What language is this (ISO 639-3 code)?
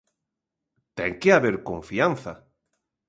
glg